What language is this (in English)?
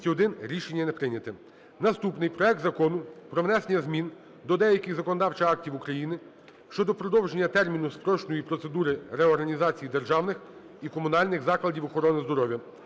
Ukrainian